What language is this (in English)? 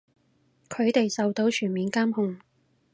Cantonese